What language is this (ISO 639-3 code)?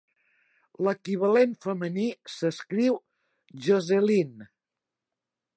cat